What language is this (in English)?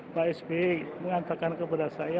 Indonesian